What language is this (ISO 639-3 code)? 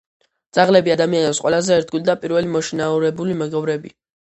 kat